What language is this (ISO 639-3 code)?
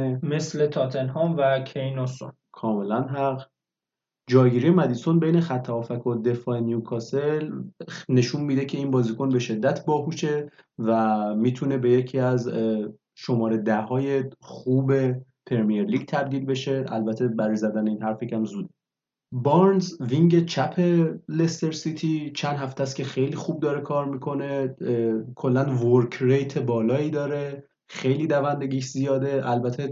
fas